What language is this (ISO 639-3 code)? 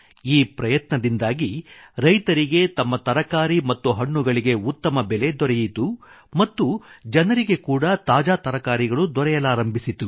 kan